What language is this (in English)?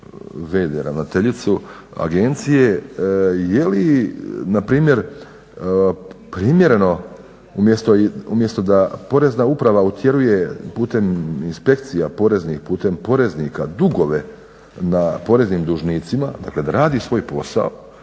Croatian